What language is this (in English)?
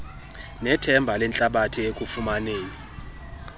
Xhosa